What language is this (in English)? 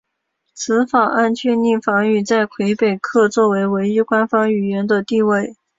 Chinese